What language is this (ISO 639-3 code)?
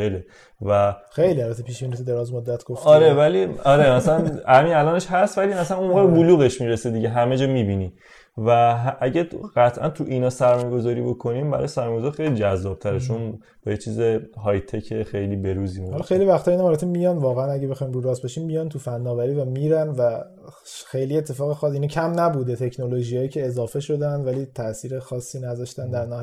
fas